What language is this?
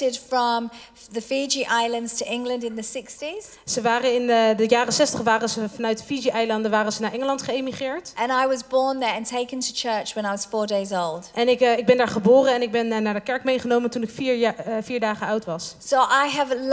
Dutch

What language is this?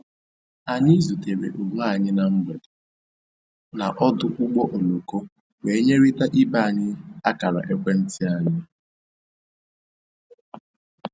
Igbo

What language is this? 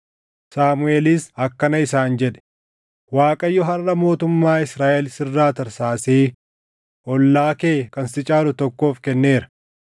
Oromo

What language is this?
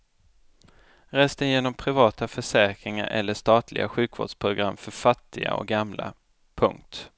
Swedish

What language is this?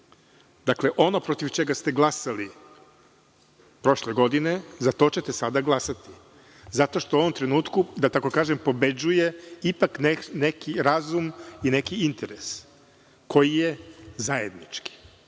Serbian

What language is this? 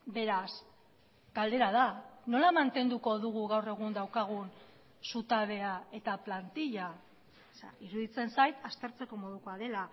Basque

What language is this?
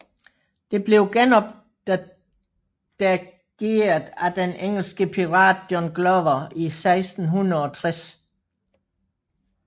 Danish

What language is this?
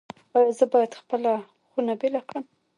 Pashto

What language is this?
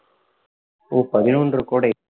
Tamil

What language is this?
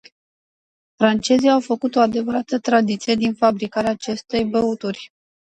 Romanian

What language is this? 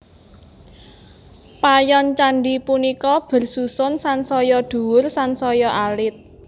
Javanese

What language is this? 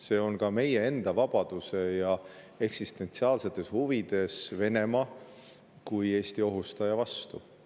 Estonian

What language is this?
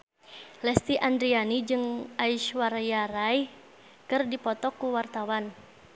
Sundanese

